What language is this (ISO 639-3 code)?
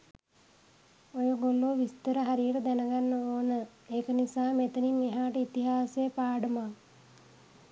sin